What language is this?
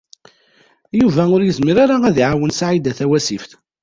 Kabyle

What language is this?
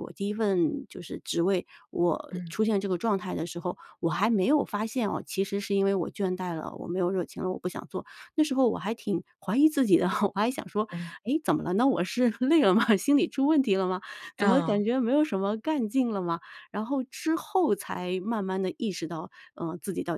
Chinese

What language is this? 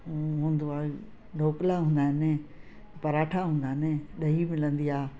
Sindhi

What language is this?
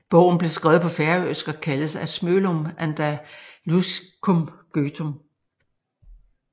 Danish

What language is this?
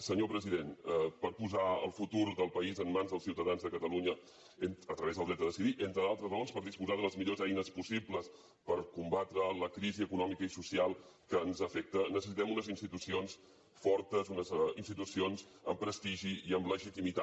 Catalan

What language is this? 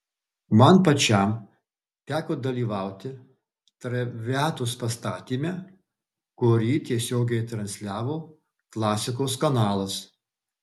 Lithuanian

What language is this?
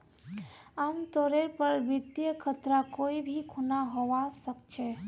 Magahi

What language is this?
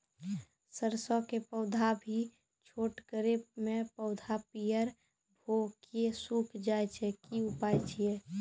Maithili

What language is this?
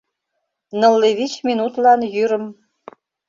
Mari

